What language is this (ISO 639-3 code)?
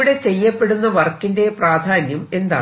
mal